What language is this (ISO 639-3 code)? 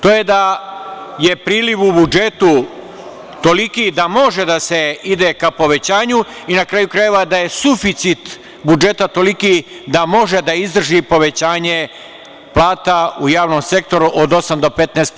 srp